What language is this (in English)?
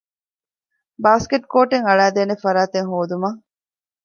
Divehi